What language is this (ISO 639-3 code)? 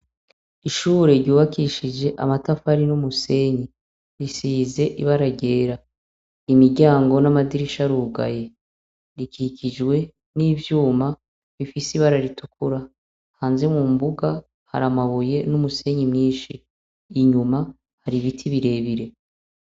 run